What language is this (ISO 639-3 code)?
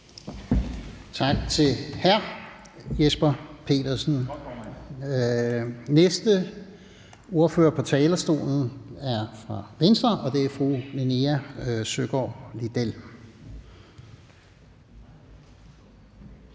dan